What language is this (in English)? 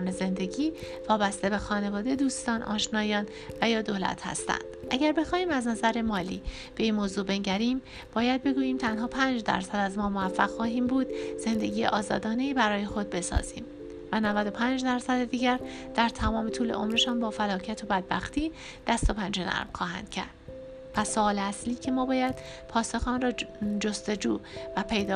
Persian